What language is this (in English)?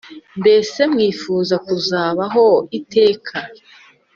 Kinyarwanda